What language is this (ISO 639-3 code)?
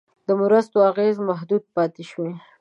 pus